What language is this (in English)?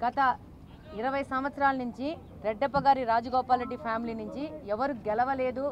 Telugu